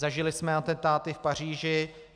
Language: Czech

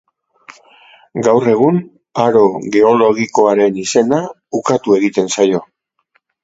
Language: Basque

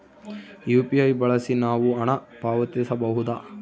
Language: Kannada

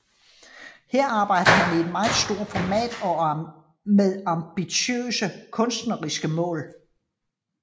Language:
Danish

